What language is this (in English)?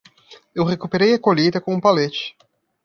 Portuguese